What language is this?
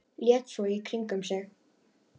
Icelandic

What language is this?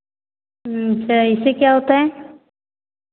Hindi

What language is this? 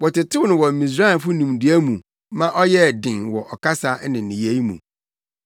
Akan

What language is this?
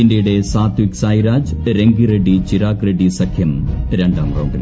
Malayalam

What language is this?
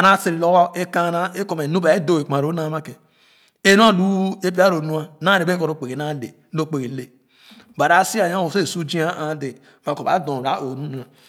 Khana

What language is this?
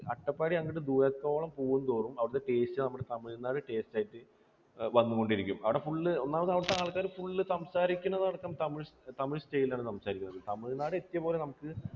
Malayalam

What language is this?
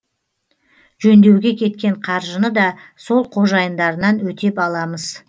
Kazakh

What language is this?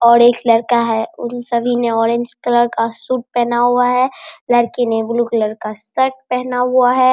Hindi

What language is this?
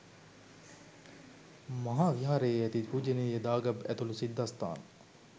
Sinhala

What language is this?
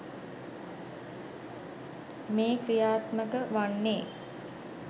Sinhala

